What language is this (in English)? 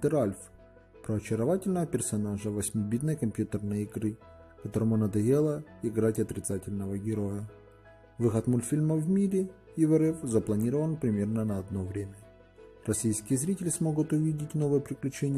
Russian